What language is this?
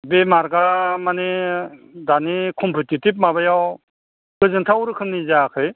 Bodo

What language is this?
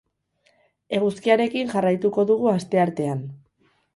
Basque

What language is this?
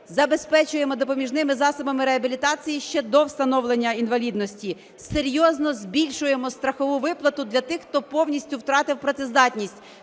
Ukrainian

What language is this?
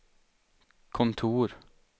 Swedish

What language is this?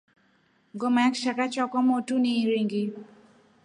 Rombo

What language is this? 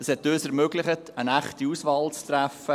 Swiss German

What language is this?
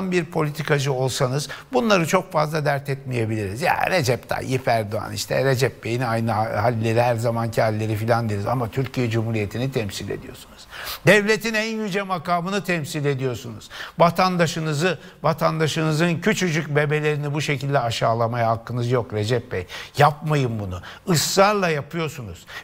Turkish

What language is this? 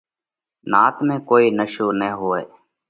Parkari Koli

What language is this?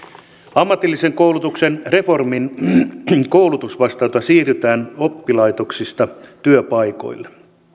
Finnish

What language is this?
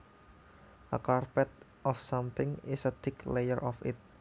Javanese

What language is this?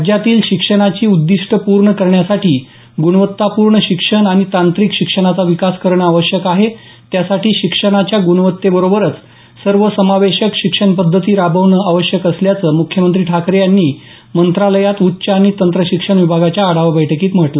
Marathi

